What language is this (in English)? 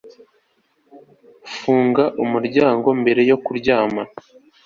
Kinyarwanda